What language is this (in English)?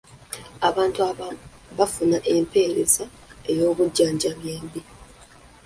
Ganda